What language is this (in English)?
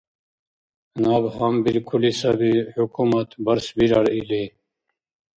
Dargwa